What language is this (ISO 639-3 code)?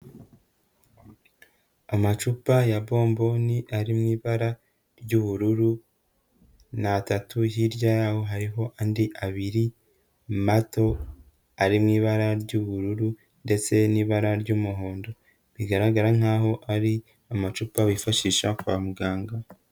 kin